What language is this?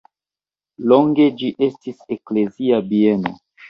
Esperanto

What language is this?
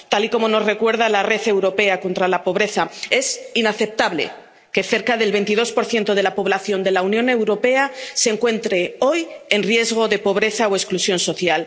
Spanish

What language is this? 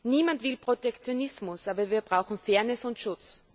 German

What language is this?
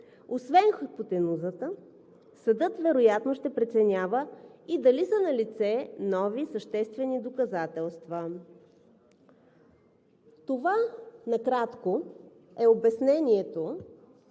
Bulgarian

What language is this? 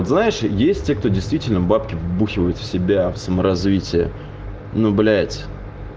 Russian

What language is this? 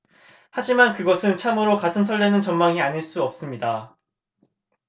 Korean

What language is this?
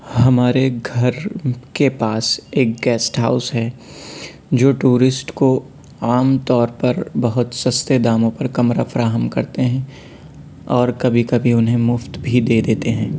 Urdu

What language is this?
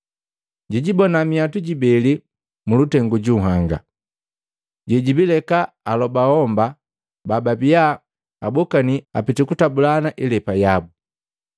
Matengo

